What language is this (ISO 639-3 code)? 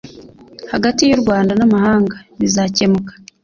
kin